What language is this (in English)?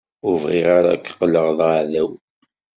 Kabyle